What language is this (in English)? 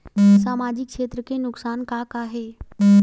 Chhattisgarhi